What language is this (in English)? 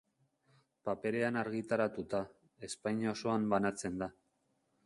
Basque